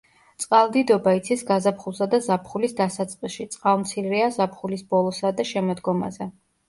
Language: Georgian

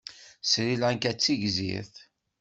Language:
Kabyle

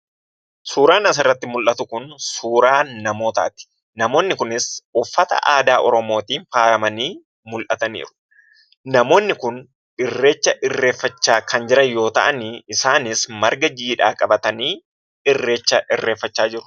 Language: Oromo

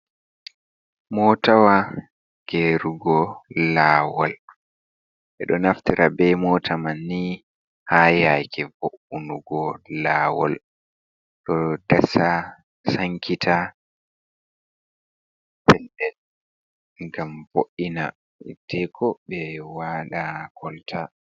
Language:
Fula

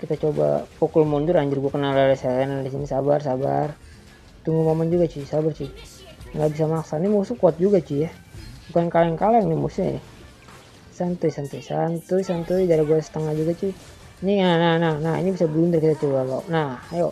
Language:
Indonesian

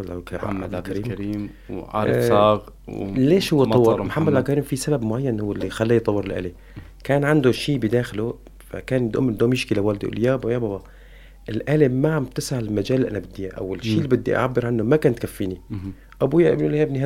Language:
Arabic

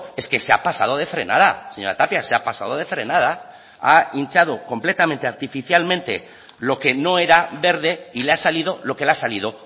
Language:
Spanish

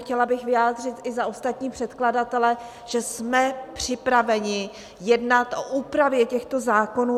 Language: Czech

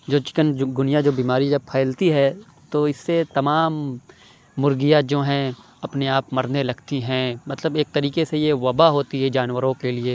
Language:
Urdu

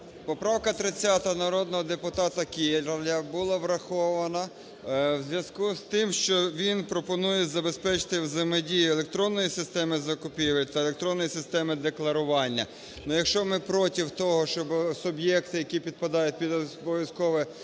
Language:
Ukrainian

